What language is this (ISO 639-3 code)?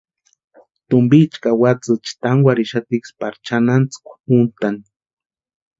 pua